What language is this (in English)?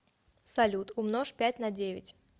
Russian